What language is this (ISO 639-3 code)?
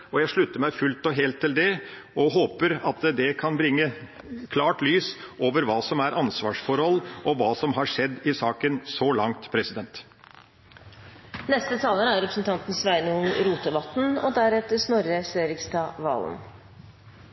nor